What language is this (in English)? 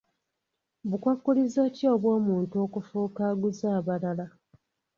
Ganda